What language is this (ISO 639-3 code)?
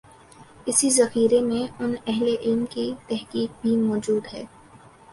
urd